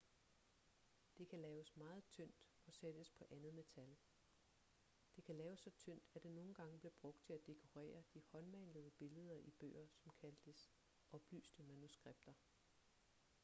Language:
Danish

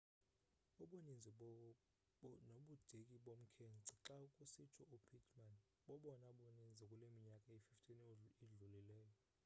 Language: Xhosa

